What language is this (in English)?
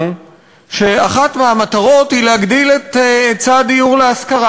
Hebrew